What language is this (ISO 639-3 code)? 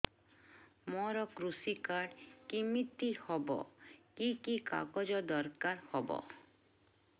ori